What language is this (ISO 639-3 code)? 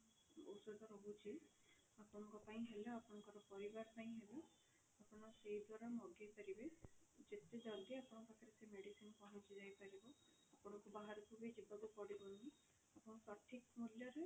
ori